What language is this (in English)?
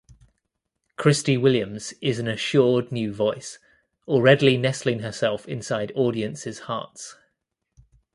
English